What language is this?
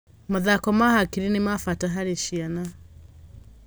Kikuyu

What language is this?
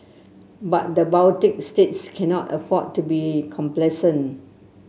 English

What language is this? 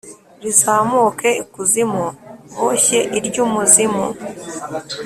Kinyarwanda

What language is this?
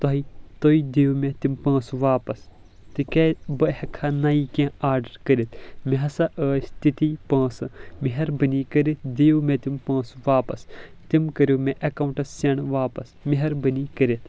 Kashmiri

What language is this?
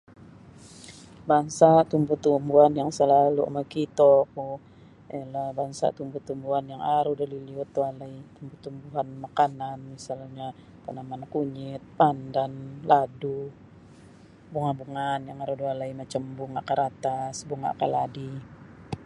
Sabah Bisaya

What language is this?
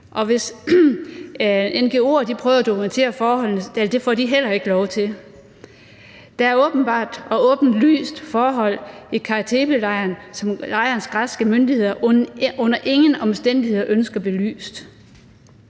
Danish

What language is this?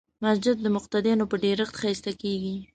Pashto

